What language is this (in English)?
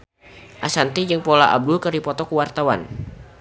Sundanese